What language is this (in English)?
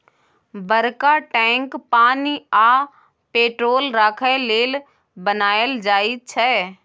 Maithili